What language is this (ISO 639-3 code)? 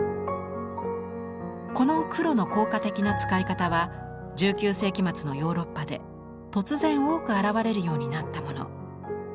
jpn